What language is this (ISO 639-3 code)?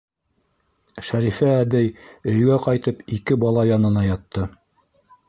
bak